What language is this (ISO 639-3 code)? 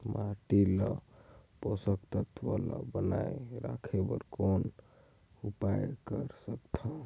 hne